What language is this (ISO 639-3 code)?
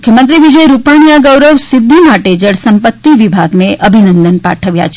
guj